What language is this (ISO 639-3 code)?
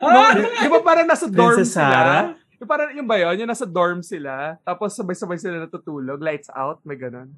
fil